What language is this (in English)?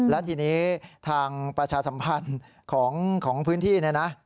Thai